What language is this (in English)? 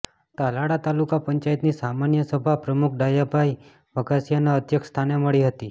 Gujarati